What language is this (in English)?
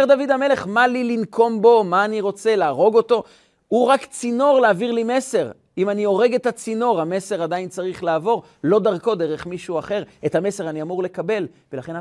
Hebrew